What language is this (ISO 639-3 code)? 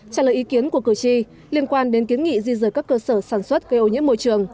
vie